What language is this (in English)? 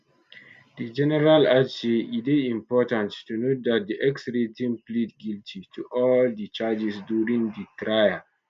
Nigerian Pidgin